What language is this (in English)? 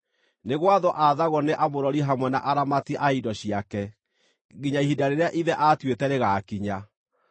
Kikuyu